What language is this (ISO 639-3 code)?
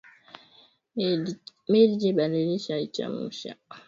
swa